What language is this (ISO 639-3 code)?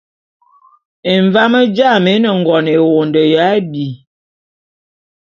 bum